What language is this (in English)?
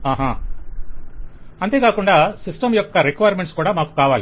Telugu